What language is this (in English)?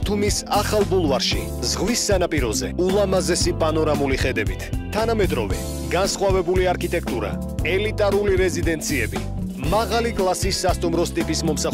Portuguese